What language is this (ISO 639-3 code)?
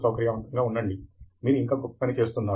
tel